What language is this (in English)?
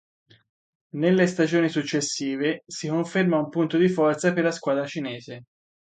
Italian